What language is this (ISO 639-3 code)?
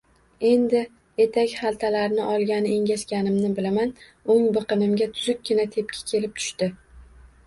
uzb